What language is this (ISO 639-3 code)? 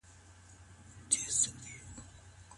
pus